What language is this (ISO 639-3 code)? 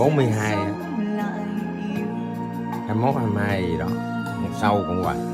vie